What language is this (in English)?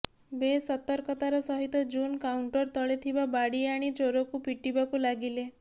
Odia